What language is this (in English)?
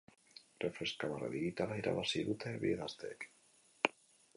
Basque